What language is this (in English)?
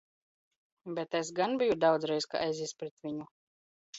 Latvian